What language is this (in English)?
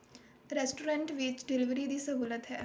Punjabi